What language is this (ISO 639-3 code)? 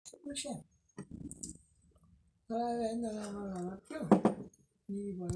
mas